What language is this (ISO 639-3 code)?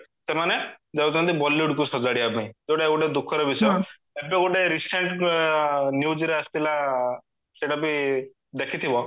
ori